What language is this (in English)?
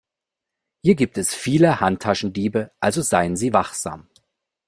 German